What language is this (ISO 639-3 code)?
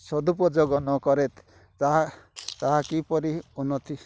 ori